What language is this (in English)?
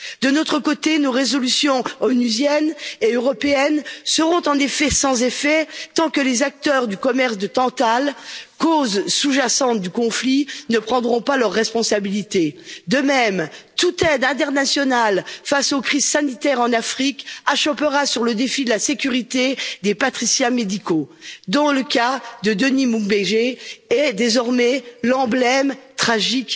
French